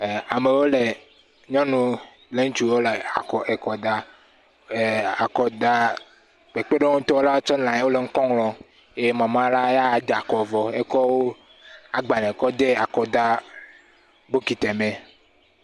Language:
Ewe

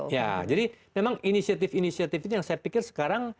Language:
Indonesian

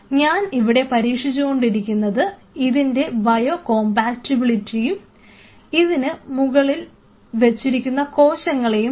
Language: Malayalam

